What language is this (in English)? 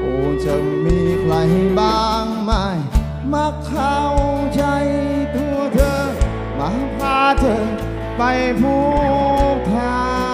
Thai